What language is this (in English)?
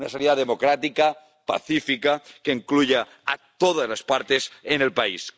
Spanish